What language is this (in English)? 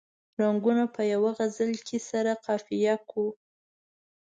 Pashto